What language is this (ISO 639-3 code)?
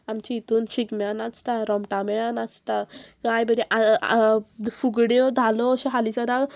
kok